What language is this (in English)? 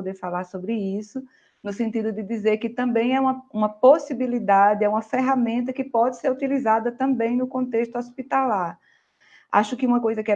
Portuguese